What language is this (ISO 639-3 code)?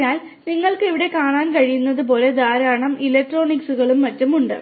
mal